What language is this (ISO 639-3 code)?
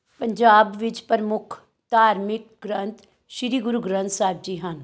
pan